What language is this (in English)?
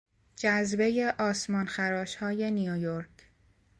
Persian